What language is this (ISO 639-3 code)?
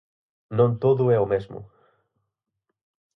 glg